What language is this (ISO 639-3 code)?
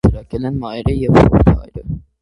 hye